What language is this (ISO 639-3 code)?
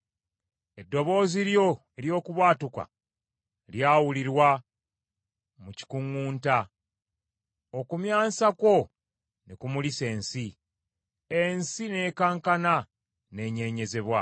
lug